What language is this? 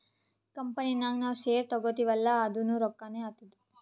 Kannada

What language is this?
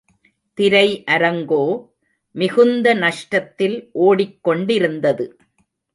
Tamil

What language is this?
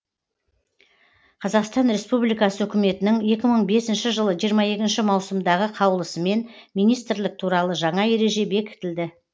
Kazakh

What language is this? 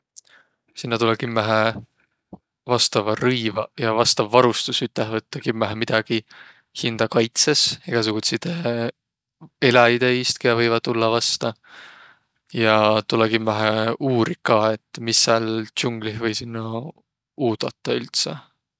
Võro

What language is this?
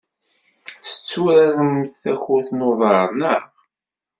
Kabyle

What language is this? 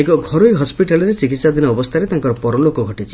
Odia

